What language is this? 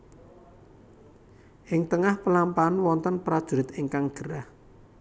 Javanese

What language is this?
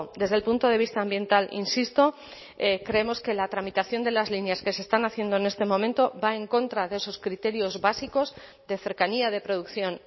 Spanish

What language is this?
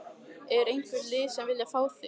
Icelandic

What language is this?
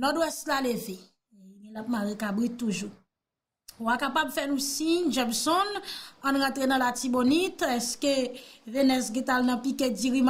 French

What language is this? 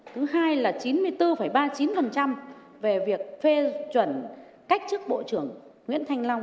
Vietnamese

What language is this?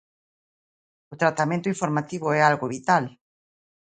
Galician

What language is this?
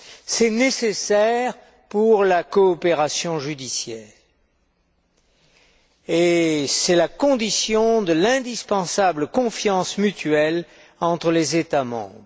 French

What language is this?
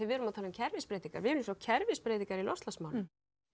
Icelandic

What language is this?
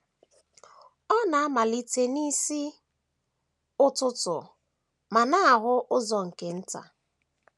Igbo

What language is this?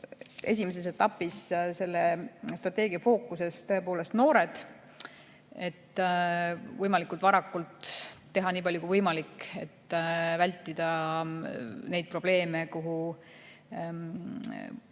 Estonian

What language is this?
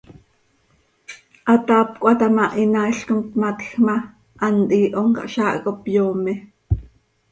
Seri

